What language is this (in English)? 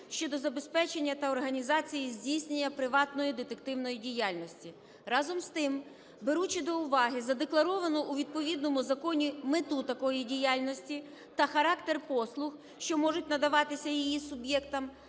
Ukrainian